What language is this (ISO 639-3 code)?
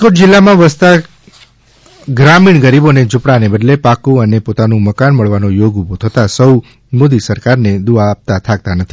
guj